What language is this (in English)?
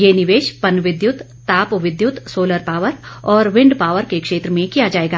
Hindi